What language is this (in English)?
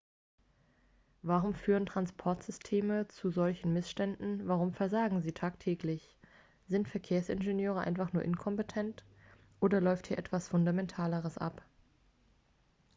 German